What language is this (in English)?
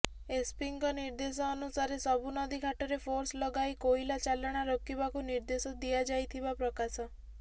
Odia